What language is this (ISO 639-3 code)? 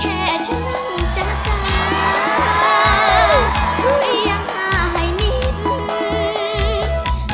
tha